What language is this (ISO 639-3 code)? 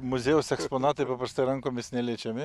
lit